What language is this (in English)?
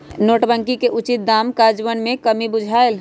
Magahi